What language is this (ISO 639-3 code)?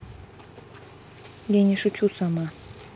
rus